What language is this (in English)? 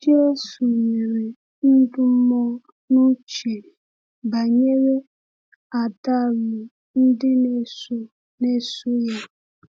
Igbo